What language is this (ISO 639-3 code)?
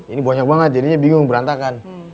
ind